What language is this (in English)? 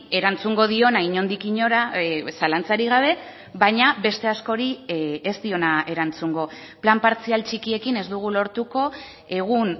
Basque